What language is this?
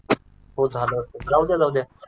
Marathi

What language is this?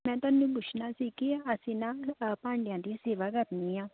Punjabi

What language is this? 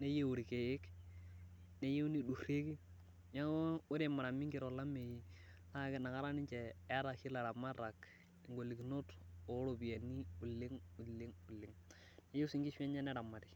Masai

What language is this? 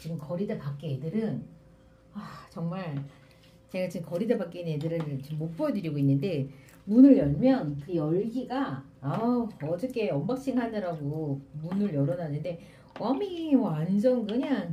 Korean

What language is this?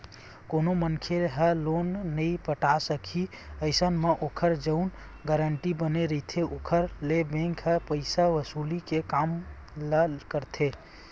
Chhattisgarhi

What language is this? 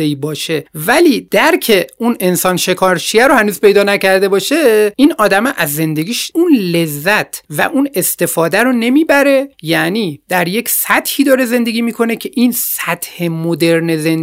Persian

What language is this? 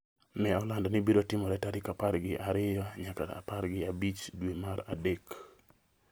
Luo (Kenya and Tanzania)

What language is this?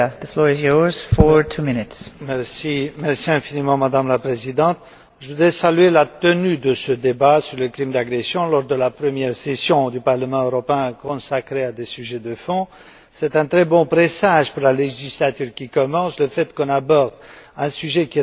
French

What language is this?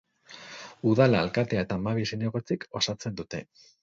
Basque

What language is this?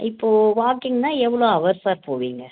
Tamil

